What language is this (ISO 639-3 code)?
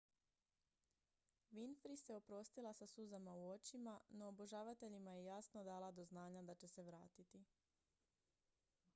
hrv